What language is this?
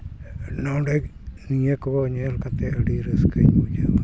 Santali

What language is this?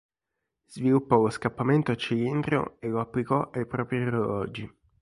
Italian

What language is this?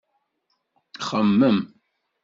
Kabyle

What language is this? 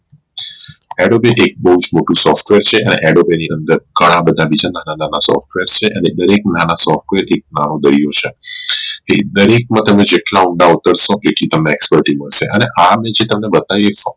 Gujarati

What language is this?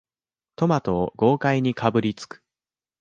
Japanese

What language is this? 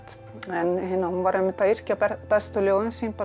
Icelandic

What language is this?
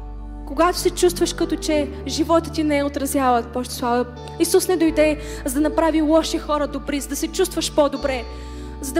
Bulgarian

